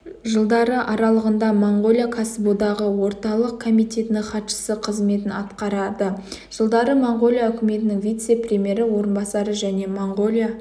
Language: Kazakh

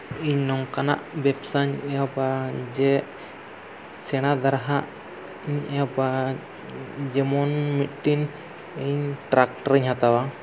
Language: Santali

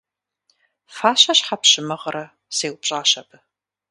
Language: Kabardian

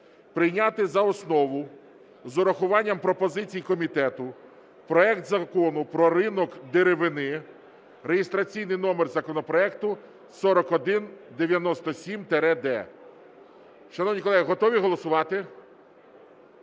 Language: Ukrainian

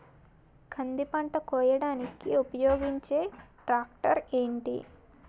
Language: Telugu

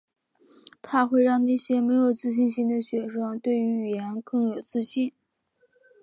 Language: Chinese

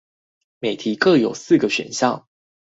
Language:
Chinese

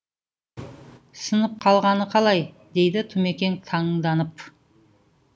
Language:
Kazakh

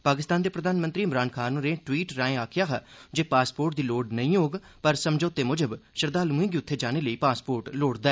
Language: Dogri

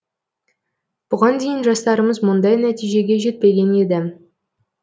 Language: Kazakh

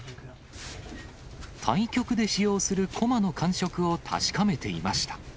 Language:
Japanese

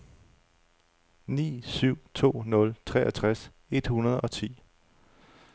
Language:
Danish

